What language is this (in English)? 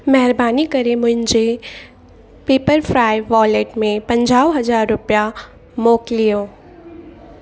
Sindhi